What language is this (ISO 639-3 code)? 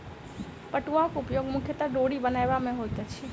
mai